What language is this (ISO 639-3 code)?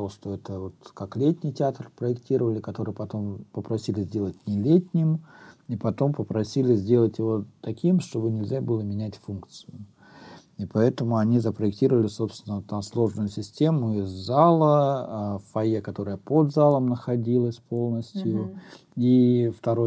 rus